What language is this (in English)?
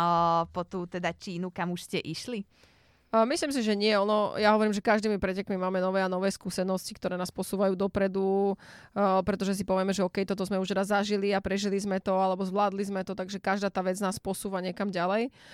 Slovak